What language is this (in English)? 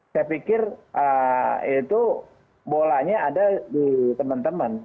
Indonesian